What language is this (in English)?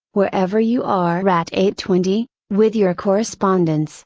English